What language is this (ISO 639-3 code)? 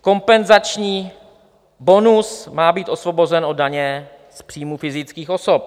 ces